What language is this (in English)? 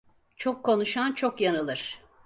Turkish